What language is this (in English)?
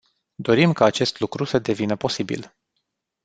Romanian